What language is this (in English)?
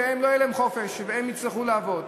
Hebrew